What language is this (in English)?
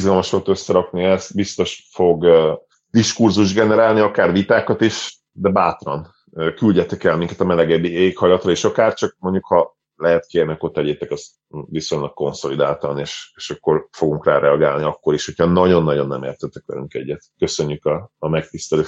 Hungarian